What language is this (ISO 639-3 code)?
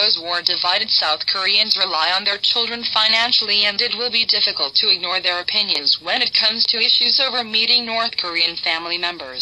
kor